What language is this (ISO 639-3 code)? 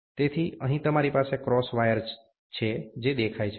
guj